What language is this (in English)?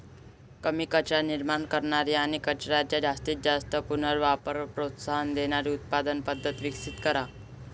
Marathi